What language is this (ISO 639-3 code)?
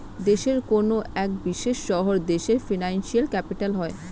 ben